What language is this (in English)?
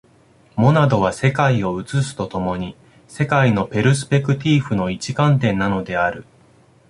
Japanese